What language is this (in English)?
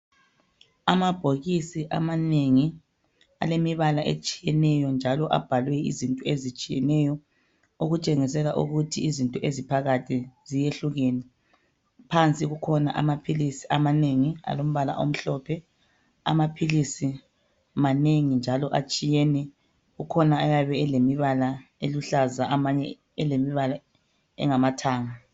North Ndebele